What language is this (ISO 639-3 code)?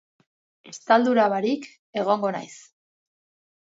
eus